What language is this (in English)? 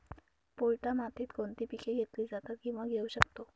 Marathi